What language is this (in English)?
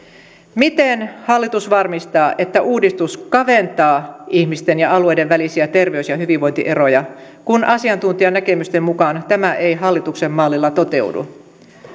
Finnish